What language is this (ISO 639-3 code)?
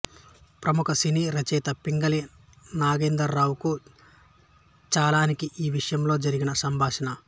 tel